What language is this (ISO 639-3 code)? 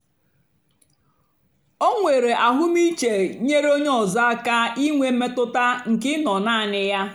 ibo